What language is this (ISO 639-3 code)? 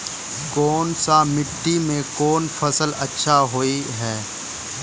mag